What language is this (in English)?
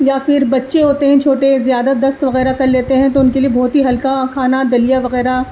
Urdu